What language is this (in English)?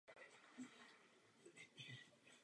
Czech